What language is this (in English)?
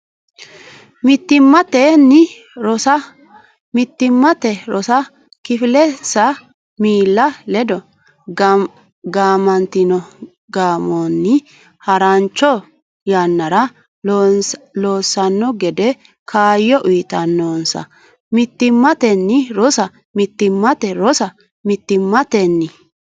Sidamo